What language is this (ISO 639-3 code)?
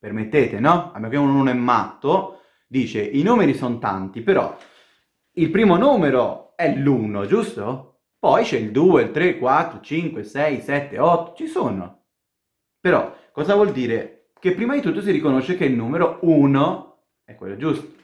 ita